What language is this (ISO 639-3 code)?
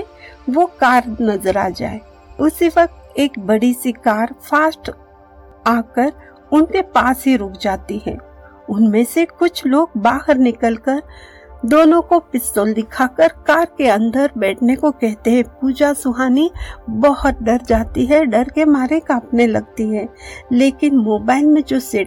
hin